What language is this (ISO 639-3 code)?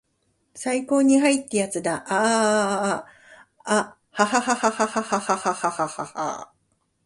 jpn